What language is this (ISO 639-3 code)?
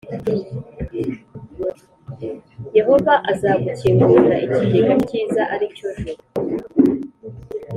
kin